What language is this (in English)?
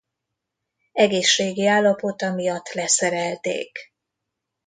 Hungarian